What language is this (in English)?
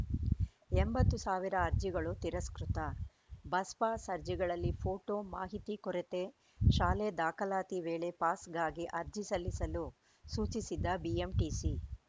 Kannada